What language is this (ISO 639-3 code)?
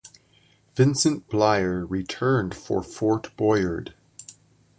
eng